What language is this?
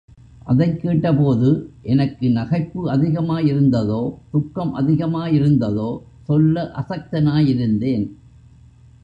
Tamil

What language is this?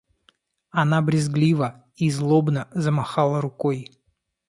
Russian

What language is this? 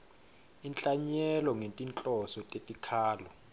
Swati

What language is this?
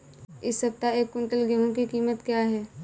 Hindi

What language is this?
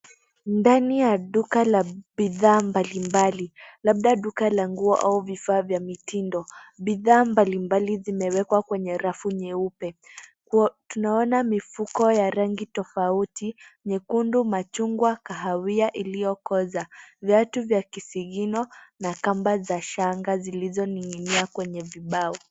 Swahili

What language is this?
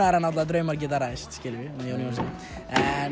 Icelandic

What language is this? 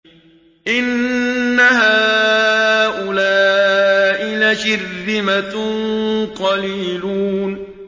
Arabic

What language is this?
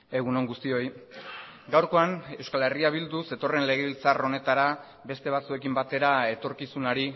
Basque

